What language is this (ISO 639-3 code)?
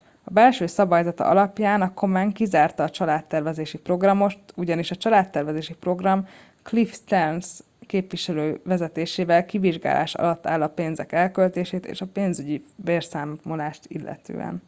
hun